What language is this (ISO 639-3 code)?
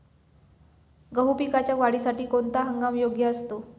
mar